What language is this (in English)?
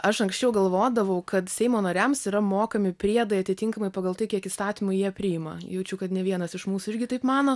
Lithuanian